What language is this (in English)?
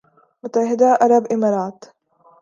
Urdu